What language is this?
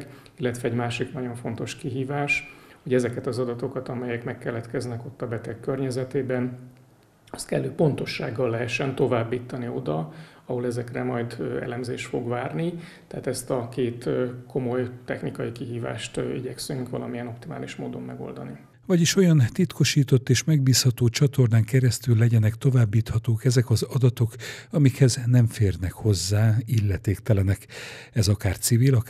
Hungarian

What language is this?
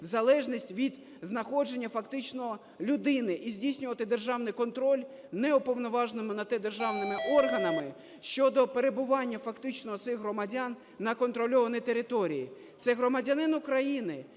Ukrainian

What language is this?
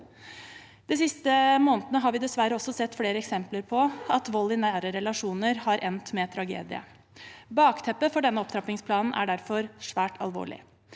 Norwegian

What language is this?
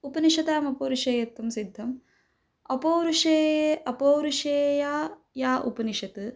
Sanskrit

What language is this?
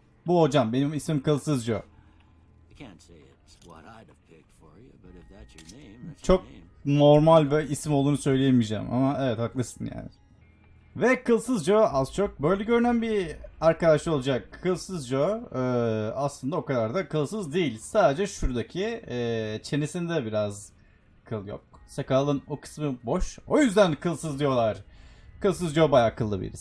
Turkish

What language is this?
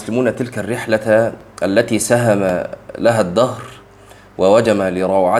Arabic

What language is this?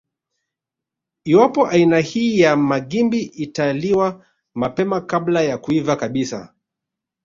Swahili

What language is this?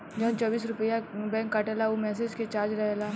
Bhojpuri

